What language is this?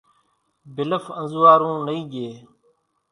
Kachi Koli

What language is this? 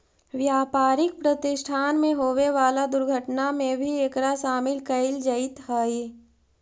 Magahi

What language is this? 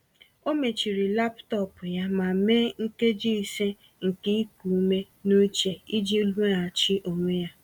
Igbo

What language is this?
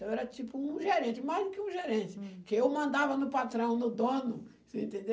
Portuguese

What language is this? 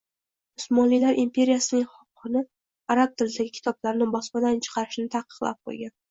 Uzbek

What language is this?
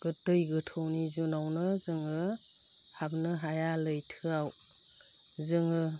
Bodo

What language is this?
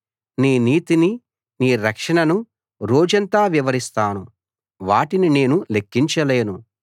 Telugu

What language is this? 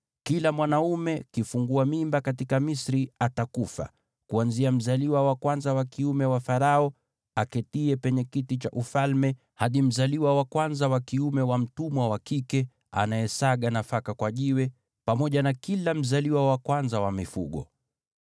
Swahili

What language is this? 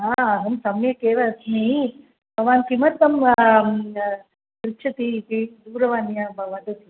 Sanskrit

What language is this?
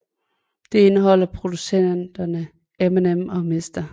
Danish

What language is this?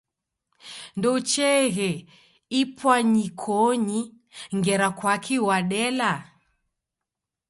Taita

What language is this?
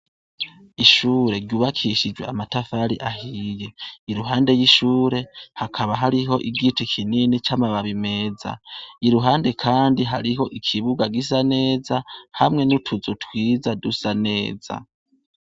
Rundi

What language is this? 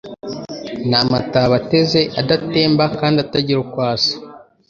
Kinyarwanda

